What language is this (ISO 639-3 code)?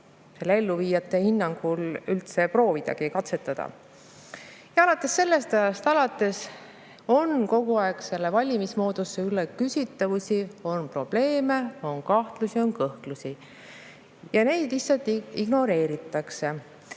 est